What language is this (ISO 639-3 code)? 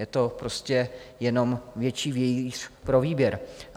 ces